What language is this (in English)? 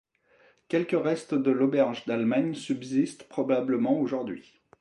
French